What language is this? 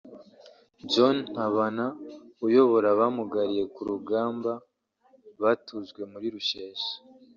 Kinyarwanda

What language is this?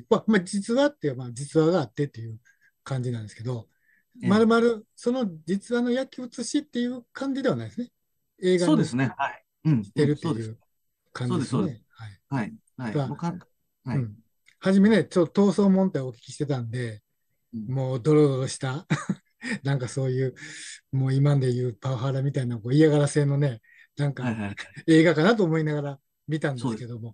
Japanese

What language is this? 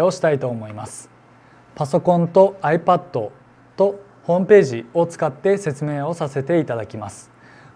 Japanese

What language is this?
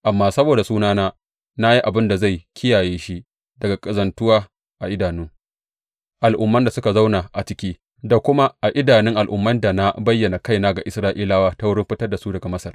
Hausa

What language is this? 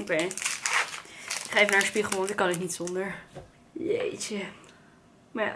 Dutch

